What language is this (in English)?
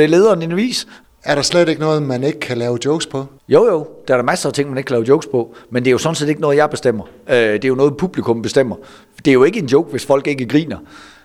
Danish